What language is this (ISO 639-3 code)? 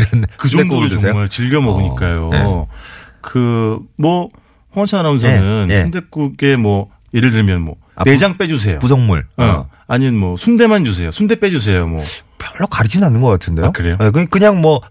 kor